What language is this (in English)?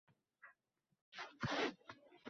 Uzbek